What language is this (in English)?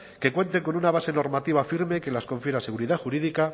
Spanish